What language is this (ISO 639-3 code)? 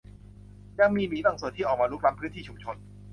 tha